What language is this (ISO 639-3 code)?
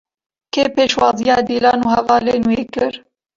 kur